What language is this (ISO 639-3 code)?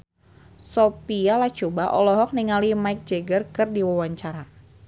sun